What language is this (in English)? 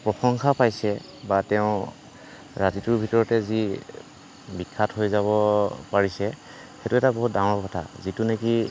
Assamese